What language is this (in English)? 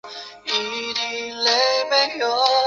Chinese